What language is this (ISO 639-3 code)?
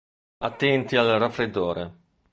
ita